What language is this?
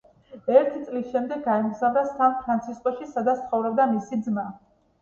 Georgian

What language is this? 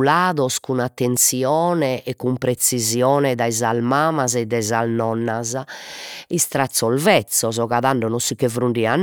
Sardinian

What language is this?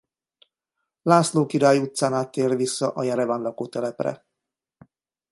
Hungarian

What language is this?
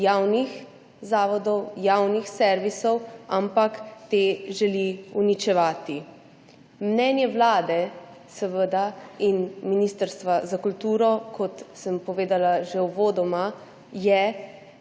Slovenian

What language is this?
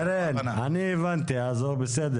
Hebrew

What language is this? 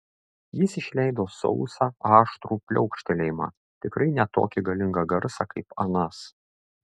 Lithuanian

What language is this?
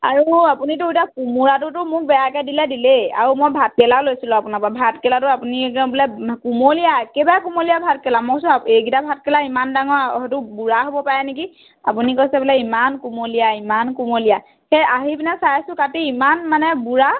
Assamese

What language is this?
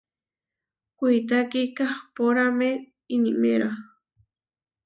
Huarijio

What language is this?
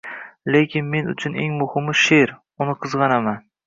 Uzbek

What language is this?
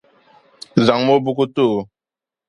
Dagbani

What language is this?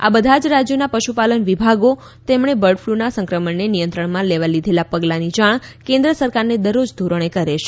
Gujarati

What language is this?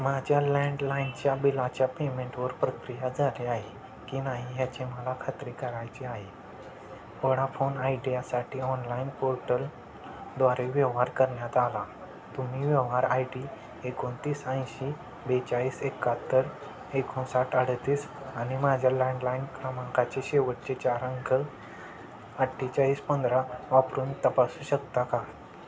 Marathi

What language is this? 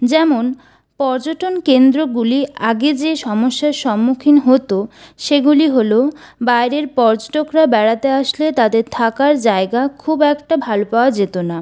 Bangla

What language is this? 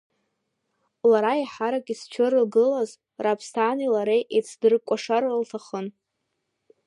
Abkhazian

